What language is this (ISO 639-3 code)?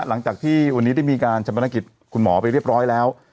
tha